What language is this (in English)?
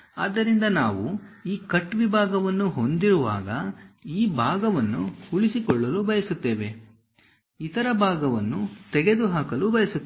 Kannada